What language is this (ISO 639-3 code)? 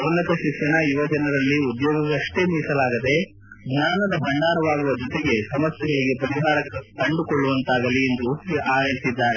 kan